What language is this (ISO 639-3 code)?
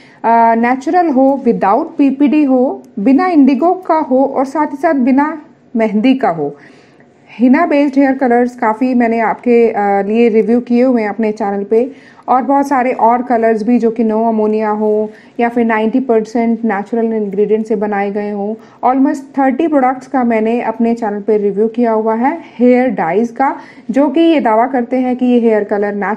hin